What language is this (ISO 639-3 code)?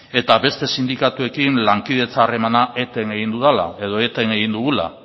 eus